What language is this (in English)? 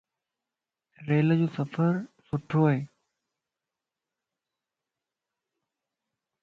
Lasi